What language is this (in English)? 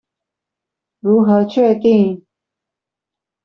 Chinese